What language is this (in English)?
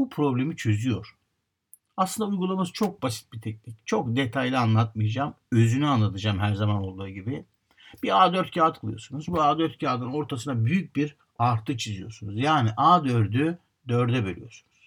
Turkish